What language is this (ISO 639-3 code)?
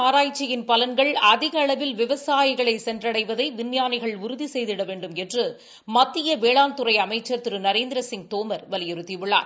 tam